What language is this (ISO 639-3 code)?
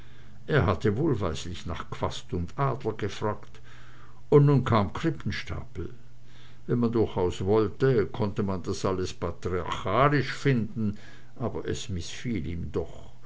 deu